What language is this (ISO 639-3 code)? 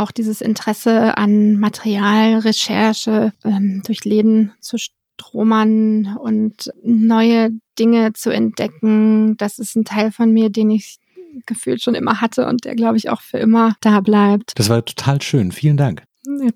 deu